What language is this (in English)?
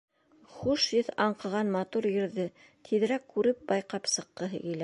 Bashkir